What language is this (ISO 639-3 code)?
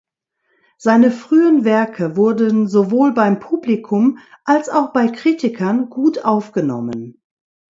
deu